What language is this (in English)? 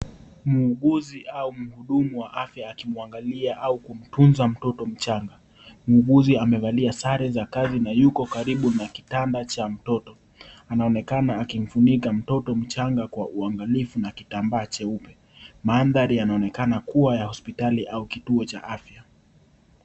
Swahili